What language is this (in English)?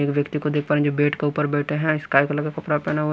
Hindi